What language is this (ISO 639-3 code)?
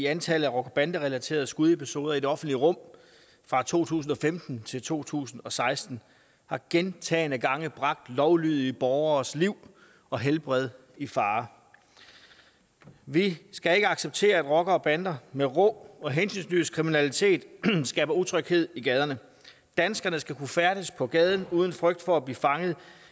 dan